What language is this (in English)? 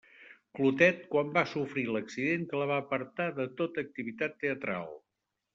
Catalan